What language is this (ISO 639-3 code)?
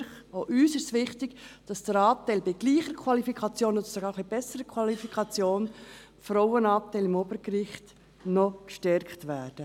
gsw